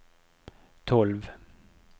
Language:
Norwegian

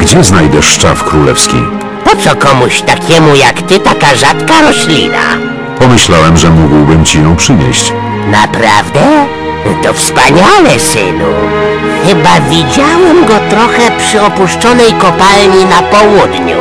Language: Polish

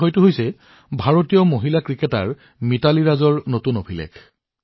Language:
Assamese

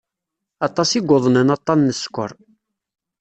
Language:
Kabyle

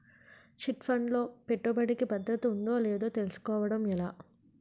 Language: Telugu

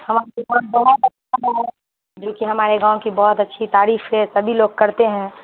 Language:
Urdu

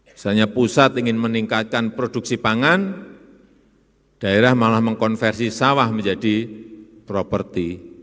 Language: Indonesian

